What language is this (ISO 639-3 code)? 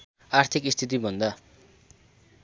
nep